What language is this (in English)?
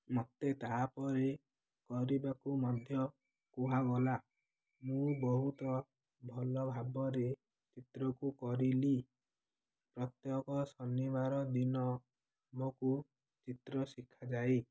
Odia